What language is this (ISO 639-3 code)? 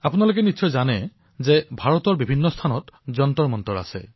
asm